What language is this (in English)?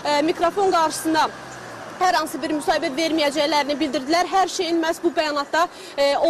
Turkish